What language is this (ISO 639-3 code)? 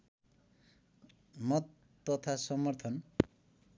nep